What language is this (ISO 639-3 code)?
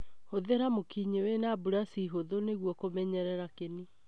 kik